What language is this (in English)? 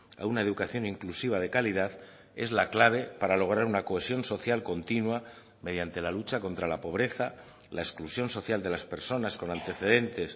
Spanish